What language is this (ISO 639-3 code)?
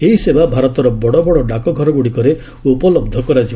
ori